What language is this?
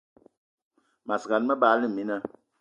Eton (Cameroon)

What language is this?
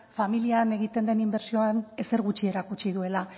Basque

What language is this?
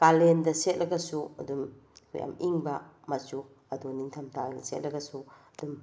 Manipuri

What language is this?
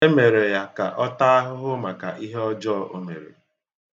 Igbo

